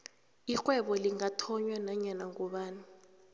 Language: South Ndebele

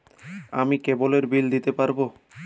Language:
Bangla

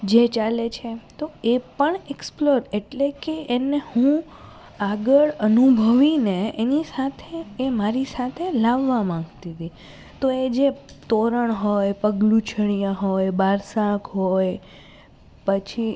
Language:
Gujarati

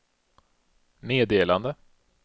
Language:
Swedish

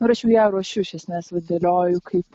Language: Lithuanian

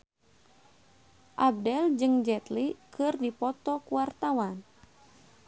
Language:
Sundanese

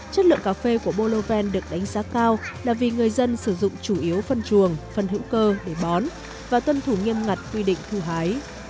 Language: Vietnamese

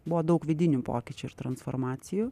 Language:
Lithuanian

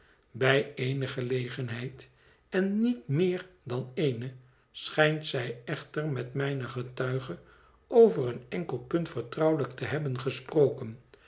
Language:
Dutch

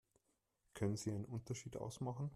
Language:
German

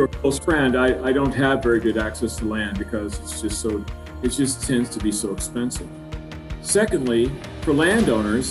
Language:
English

